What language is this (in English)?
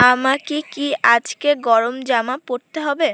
Bangla